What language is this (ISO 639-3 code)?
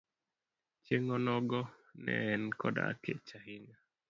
luo